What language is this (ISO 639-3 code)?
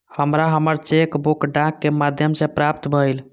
mai